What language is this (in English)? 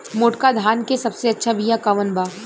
Bhojpuri